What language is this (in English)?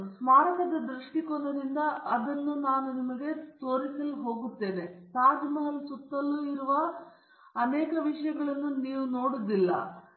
Kannada